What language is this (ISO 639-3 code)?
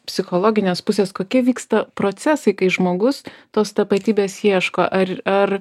lit